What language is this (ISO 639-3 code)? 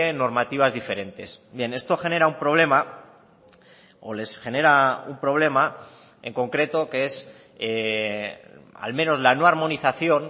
spa